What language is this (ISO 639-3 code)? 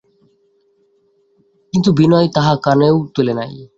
ben